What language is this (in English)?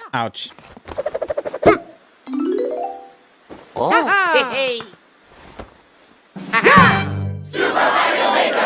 German